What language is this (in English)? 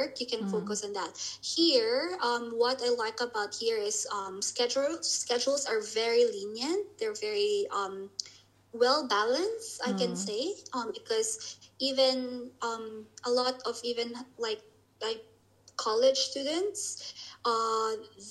English